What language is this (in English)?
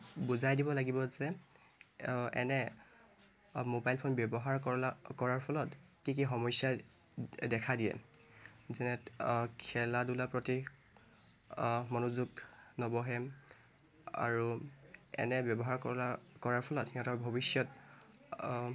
Assamese